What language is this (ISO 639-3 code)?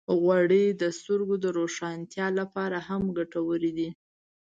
pus